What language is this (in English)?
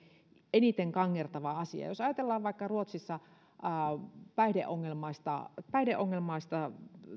Finnish